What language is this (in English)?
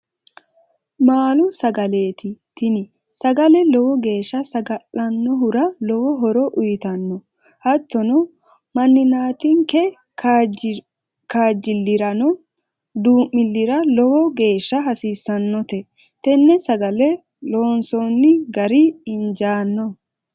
Sidamo